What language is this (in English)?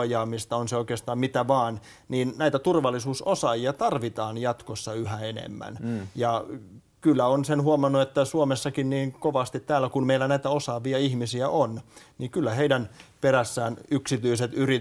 Finnish